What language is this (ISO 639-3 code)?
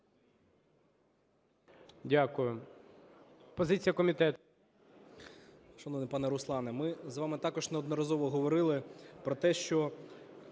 ukr